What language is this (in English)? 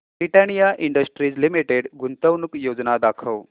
Marathi